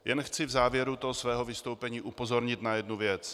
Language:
Czech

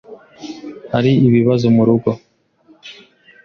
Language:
Kinyarwanda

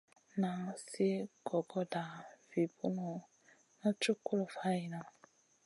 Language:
Masana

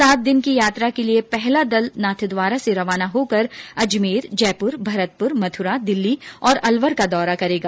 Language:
Hindi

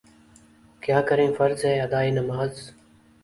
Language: Urdu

